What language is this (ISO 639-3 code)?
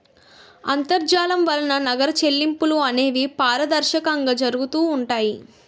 tel